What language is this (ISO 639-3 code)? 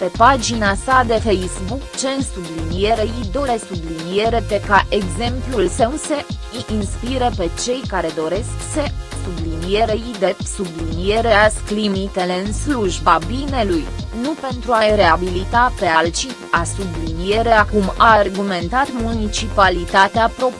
ron